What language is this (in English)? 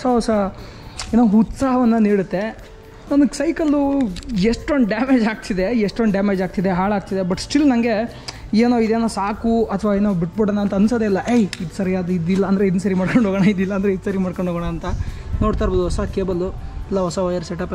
Kannada